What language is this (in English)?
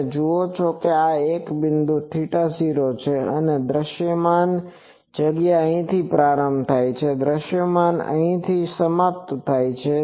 Gujarati